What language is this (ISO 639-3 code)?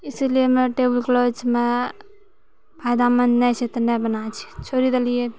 mai